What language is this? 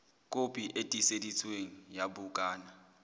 Southern Sotho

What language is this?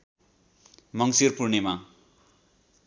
Nepali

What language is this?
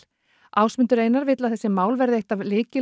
Icelandic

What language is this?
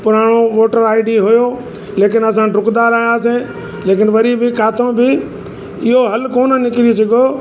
Sindhi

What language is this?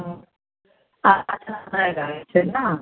Maithili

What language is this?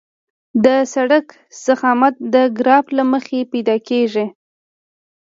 Pashto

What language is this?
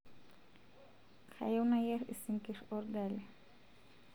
Masai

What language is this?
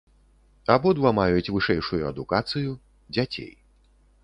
Belarusian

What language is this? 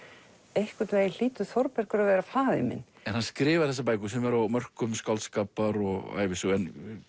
Icelandic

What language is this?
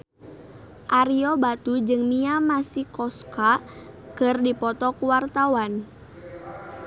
Sundanese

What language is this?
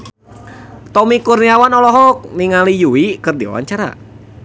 Sundanese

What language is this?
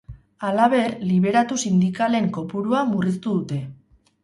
Basque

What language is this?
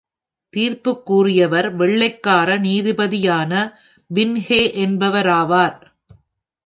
Tamil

